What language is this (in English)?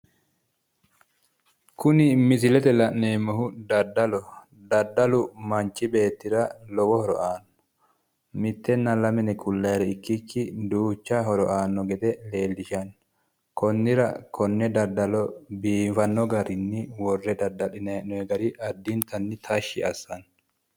Sidamo